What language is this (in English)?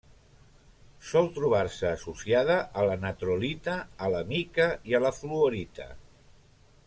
Catalan